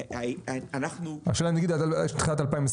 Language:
Hebrew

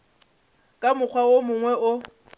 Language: Northern Sotho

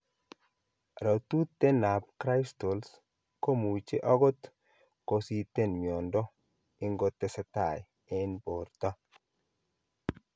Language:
Kalenjin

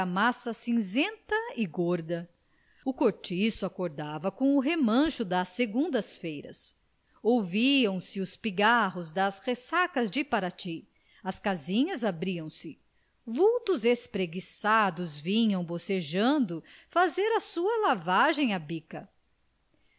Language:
Portuguese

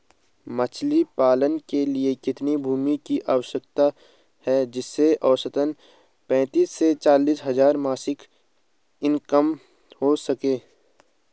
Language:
Hindi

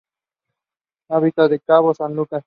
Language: Spanish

